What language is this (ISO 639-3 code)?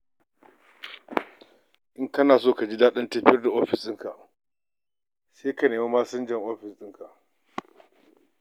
hau